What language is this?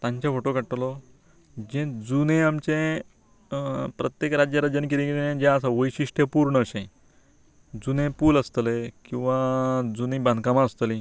Konkani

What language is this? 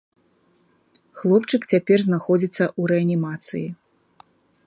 Belarusian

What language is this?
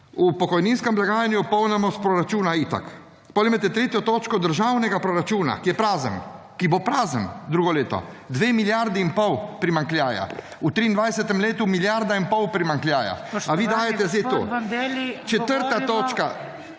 Slovenian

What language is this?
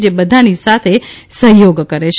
Gujarati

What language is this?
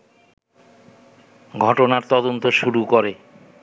Bangla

